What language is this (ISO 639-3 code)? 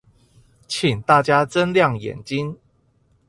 zho